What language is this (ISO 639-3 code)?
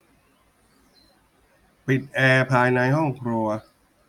tha